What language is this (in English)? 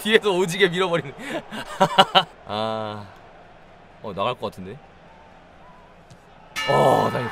Korean